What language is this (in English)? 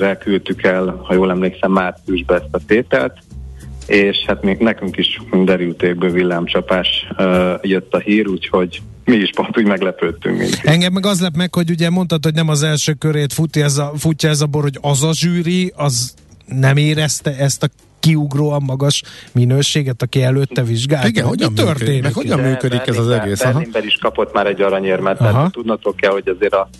Hungarian